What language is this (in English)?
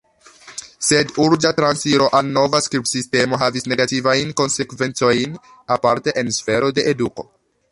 Esperanto